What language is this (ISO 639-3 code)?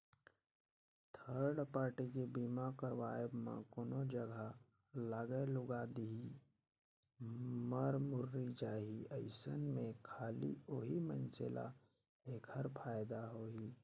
hne